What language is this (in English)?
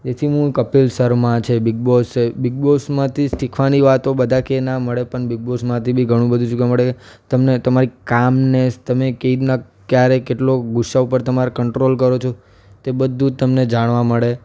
Gujarati